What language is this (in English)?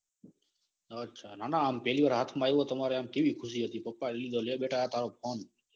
Gujarati